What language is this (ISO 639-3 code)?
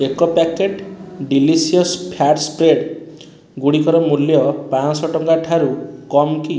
ori